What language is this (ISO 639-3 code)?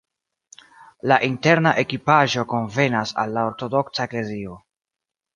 epo